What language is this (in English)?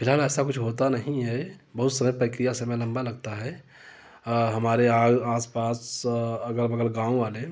Hindi